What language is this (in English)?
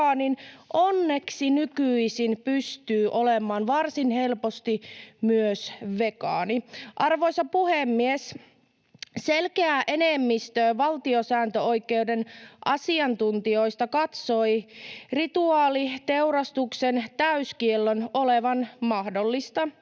Finnish